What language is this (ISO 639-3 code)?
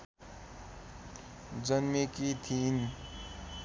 nep